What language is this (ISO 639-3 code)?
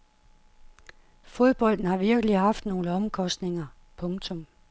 dan